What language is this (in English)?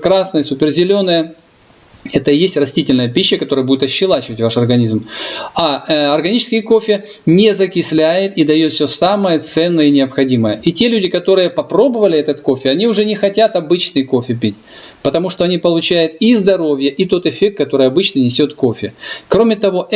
Russian